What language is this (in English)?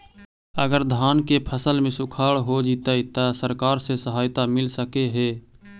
Magahi